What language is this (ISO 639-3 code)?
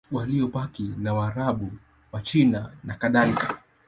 swa